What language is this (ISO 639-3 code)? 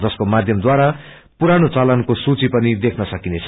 nep